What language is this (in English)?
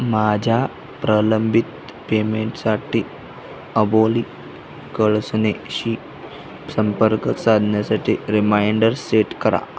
Marathi